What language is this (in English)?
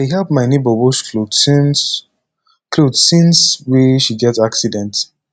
Nigerian Pidgin